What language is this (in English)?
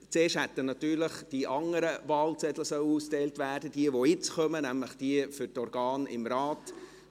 Swiss German